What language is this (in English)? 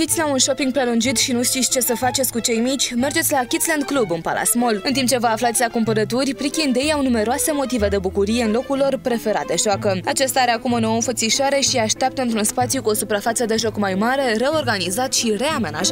Romanian